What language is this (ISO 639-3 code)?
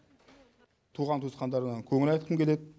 kaz